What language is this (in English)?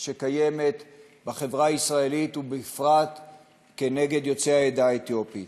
Hebrew